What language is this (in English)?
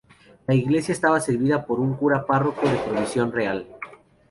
Spanish